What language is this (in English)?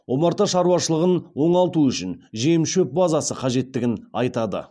Kazakh